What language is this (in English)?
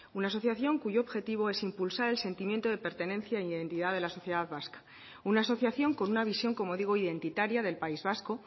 Spanish